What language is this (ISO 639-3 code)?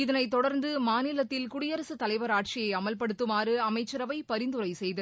tam